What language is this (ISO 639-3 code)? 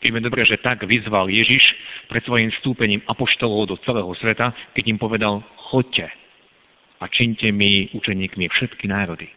slk